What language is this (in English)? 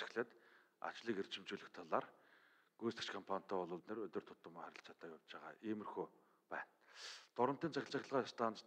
Turkish